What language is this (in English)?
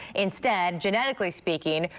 English